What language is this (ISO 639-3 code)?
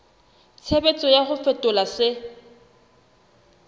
sot